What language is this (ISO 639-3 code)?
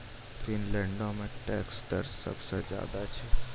mai